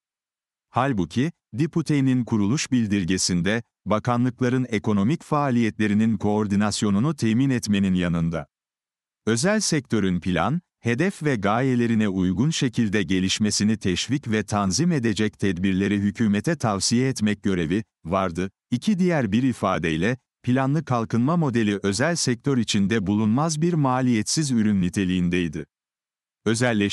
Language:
Turkish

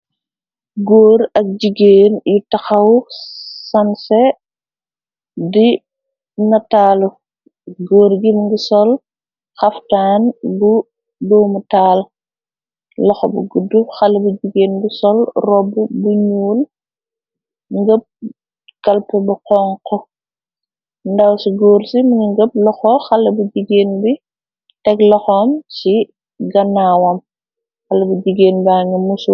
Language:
Wolof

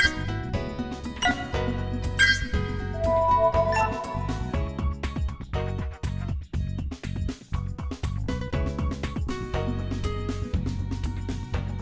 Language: Vietnamese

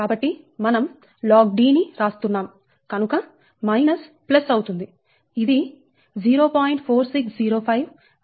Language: Telugu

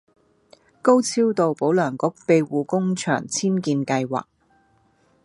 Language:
Cantonese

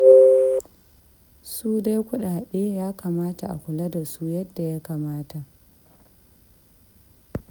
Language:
Hausa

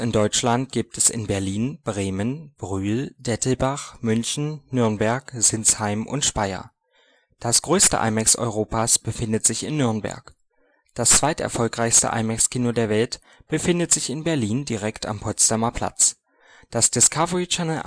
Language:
German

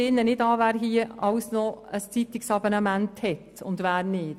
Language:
Swiss German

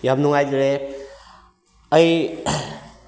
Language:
Manipuri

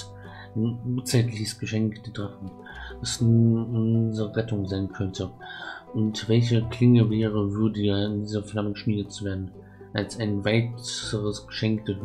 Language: German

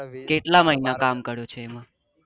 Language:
Gujarati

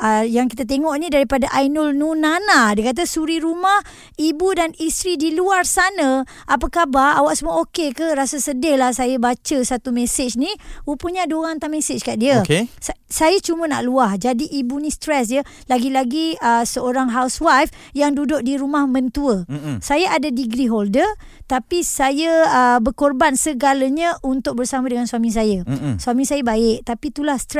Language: Malay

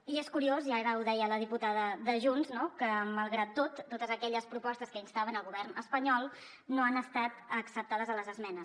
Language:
Catalan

